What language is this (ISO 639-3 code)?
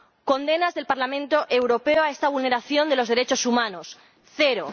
spa